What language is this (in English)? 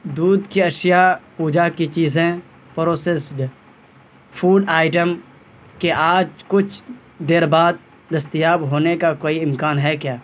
Urdu